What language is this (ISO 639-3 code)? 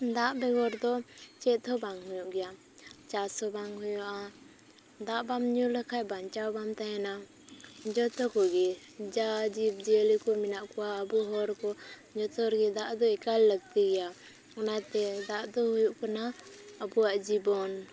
sat